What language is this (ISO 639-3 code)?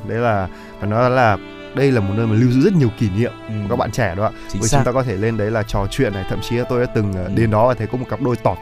vie